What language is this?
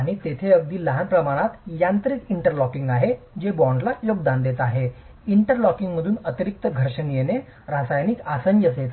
Marathi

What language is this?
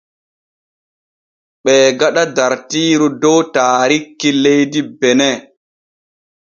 Borgu Fulfulde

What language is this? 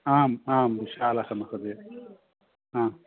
Sanskrit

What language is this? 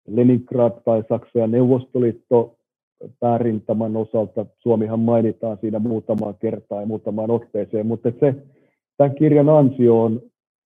Finnish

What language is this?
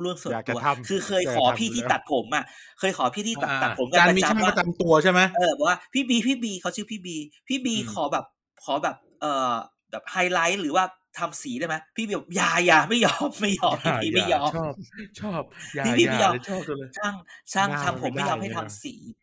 Thai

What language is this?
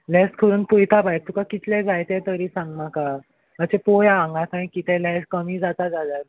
Konkani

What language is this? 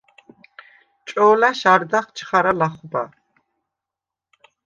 Svan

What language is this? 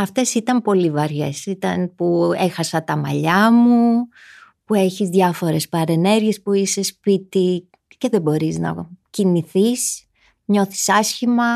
Greek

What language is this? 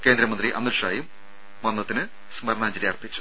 Malayalam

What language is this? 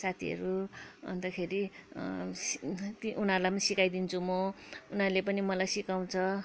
Nepali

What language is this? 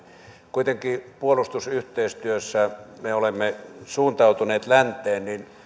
Finnish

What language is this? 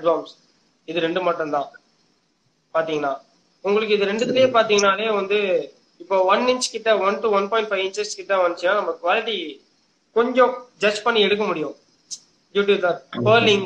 Tamil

